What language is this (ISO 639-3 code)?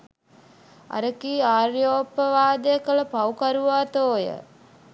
sin